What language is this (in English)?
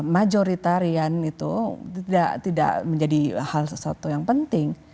Indonesian